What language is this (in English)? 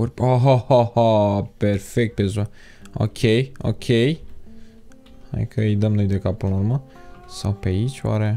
Romanian